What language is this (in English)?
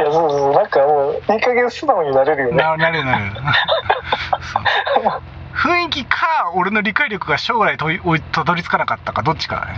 Japanese